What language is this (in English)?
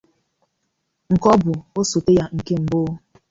Igbo